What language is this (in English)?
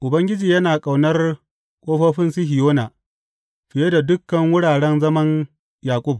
Hausa